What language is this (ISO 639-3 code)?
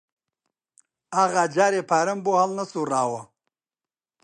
ckb